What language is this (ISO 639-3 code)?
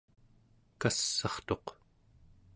esu